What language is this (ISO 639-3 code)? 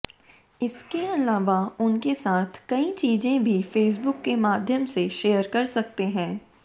hin